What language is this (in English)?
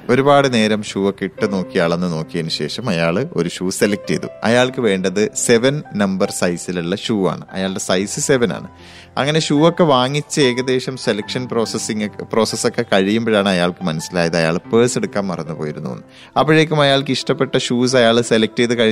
Malayalam